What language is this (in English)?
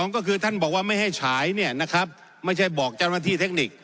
Thai